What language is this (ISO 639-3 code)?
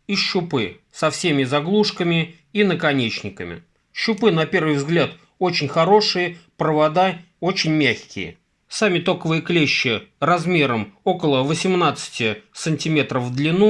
rus